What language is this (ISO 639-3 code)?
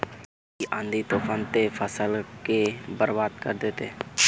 mag